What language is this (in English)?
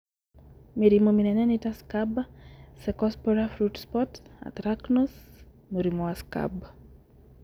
Kikuyu